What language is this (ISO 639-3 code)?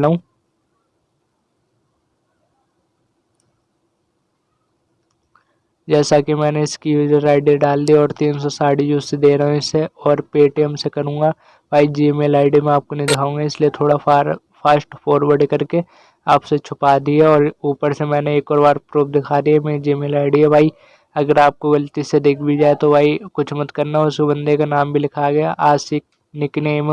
hin